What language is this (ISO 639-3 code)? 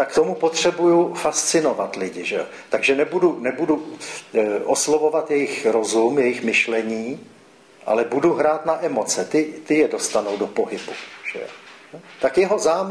ces